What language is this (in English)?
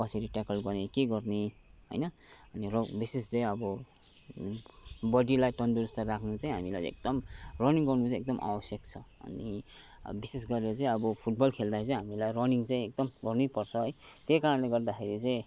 Nepali